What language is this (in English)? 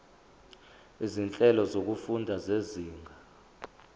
Zulu